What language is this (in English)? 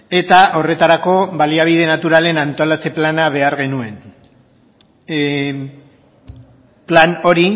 Basque